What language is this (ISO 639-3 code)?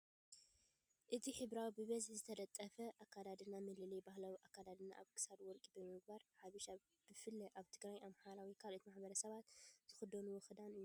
tir